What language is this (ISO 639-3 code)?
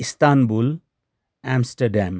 nep